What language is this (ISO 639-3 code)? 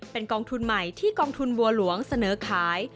tha